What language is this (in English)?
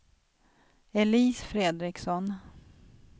Swedish